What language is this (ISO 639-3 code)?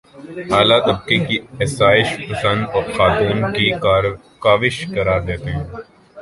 urd